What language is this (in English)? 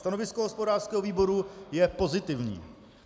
Czech